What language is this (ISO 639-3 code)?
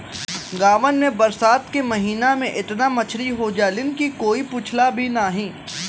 bho